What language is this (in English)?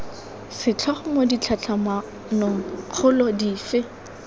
Tswana